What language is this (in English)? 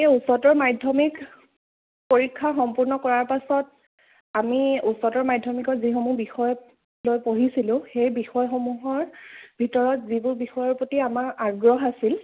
Assamese